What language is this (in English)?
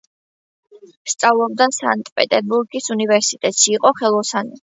Georgian